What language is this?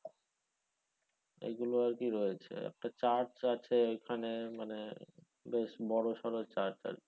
Bangla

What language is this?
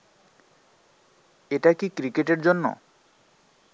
Bangla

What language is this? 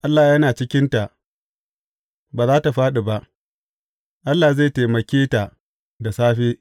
Hausa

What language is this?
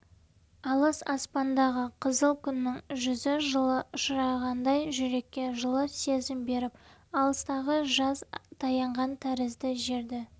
Kazakh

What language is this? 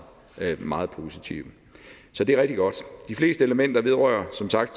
Danish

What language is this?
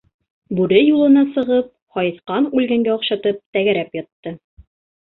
Bashkir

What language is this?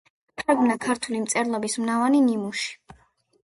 Georgian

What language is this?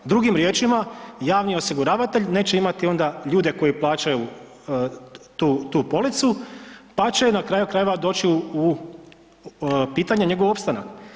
Croatian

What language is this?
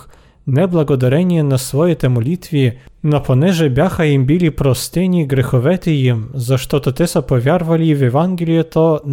Bulgarian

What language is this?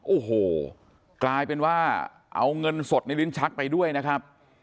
Thai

